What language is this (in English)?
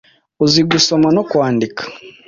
Kinyarwanda